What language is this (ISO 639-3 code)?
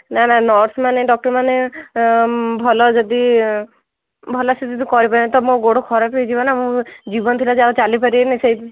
ori